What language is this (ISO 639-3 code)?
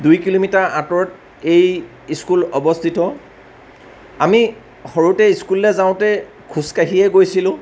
asm